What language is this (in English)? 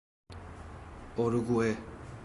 Persian